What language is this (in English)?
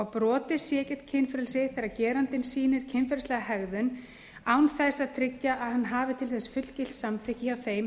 Icelandic